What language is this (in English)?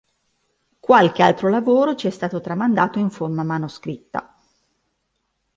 Italian